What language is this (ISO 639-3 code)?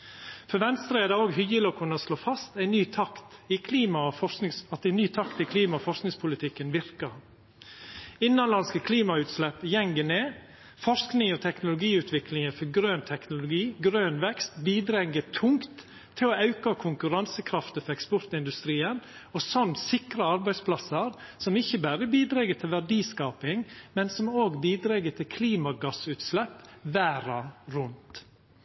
nno